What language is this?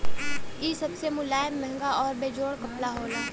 Bhojpuri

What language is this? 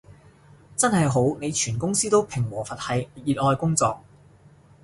Cantonese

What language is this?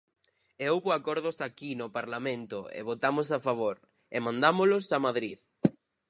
Galician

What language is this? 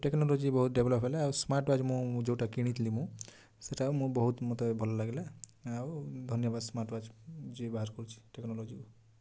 Odia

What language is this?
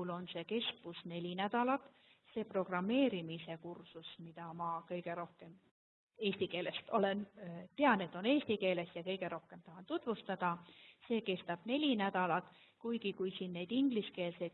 German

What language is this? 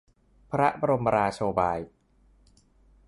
Thai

